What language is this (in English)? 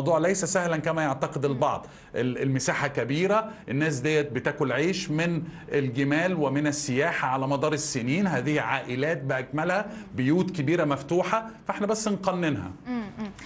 Arabic